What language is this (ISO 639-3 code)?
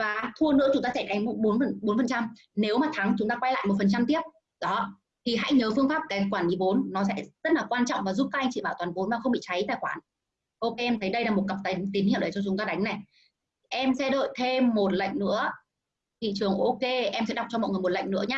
vie